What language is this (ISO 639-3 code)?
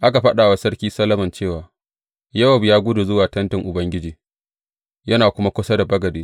hau